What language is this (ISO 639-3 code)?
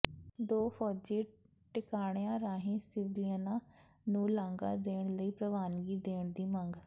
pan